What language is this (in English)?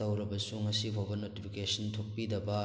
Manipuri